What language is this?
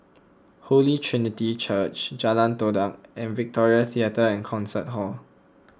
English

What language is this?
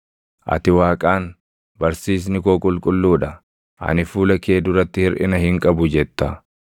Oromo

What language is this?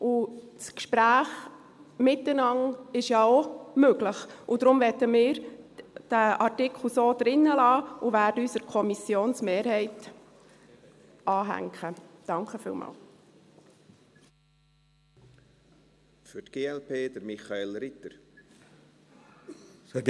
Swiss German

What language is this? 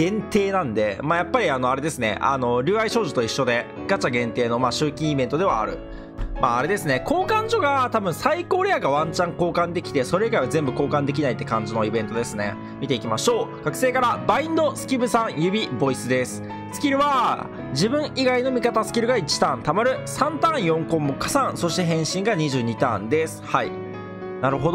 Japanese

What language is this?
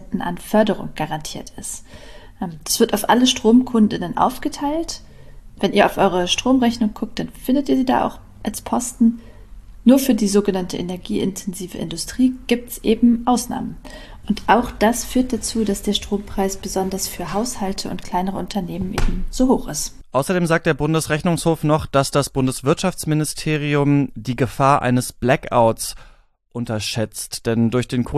German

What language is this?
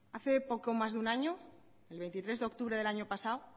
Spanish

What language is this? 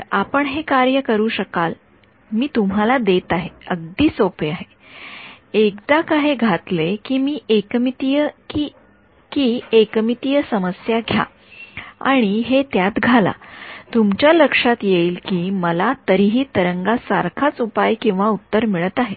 Marathi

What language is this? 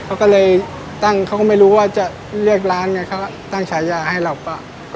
Thai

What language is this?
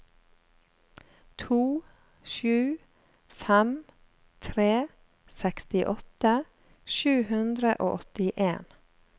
Norwegian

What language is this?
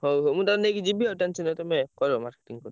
Odia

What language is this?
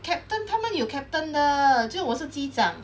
English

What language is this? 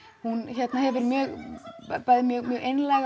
Icelandic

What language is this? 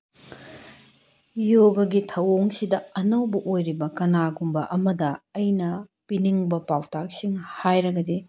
Manipuri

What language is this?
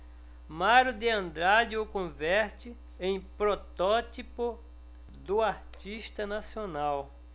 Portuguese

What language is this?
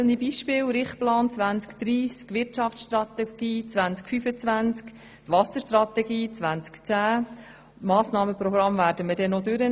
Swiss German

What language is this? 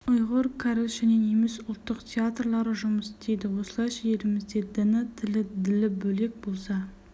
Kazakh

